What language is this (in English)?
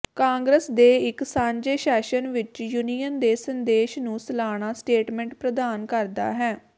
Punjabi